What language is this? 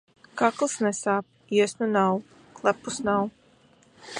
Latvian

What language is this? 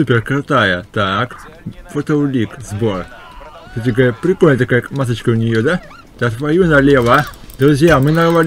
Russian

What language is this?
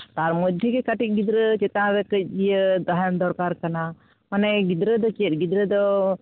Santali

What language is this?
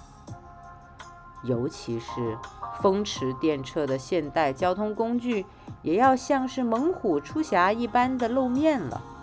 Chinese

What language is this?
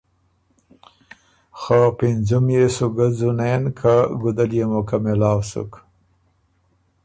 Ormuri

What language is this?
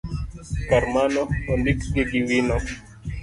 Luo (Kenya and Tanzania)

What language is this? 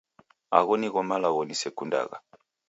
Taita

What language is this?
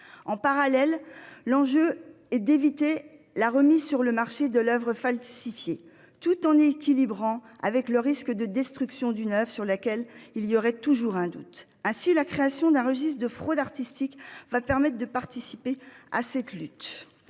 French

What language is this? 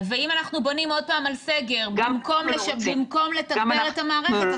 Hebrew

